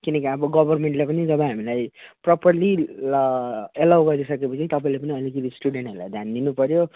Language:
Nepali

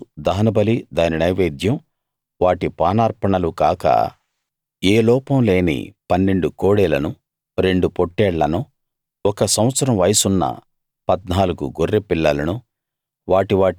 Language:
Telugu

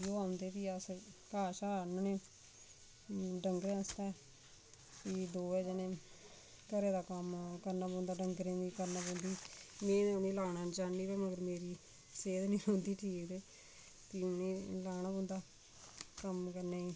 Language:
Dogri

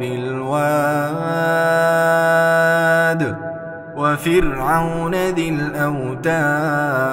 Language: Arabic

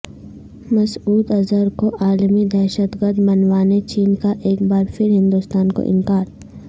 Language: Urdu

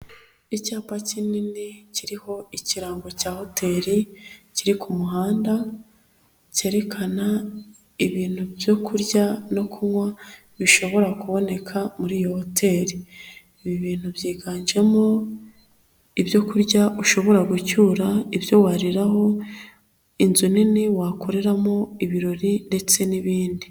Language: Kinyarwanda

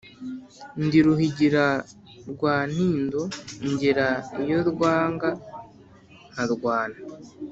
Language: Kinyarwanda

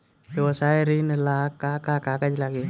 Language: Bhojpuri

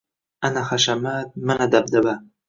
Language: Uzbek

